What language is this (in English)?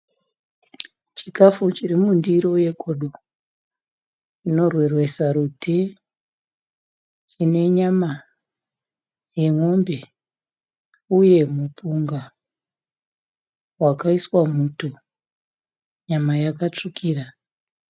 Shona